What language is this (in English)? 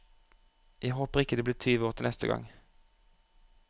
Norwegian